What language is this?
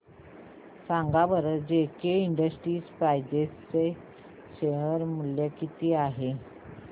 Marathi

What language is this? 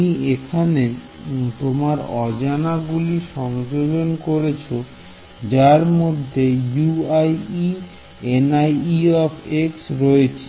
Bangla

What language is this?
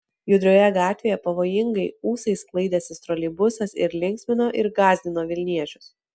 Lithuanian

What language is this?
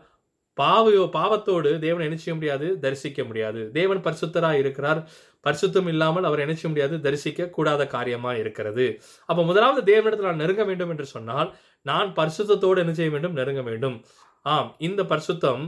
Tamil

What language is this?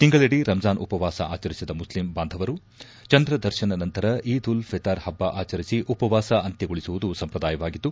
Kannada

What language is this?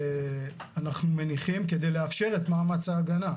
Hebrew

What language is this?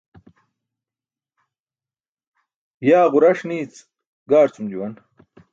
Burushaski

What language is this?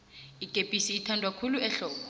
South Ndebele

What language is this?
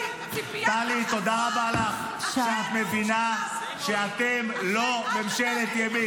Hebrew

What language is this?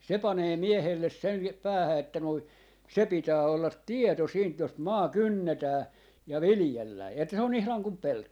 Finnish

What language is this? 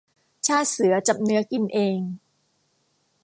Thai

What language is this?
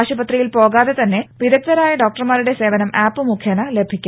Malayalam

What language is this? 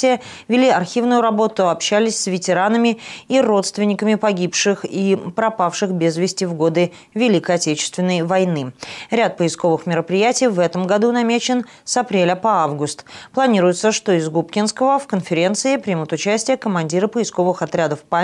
Russian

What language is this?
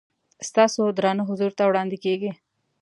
Pashto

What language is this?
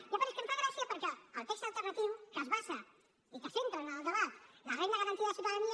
Catalan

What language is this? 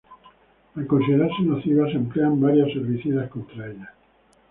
Spanish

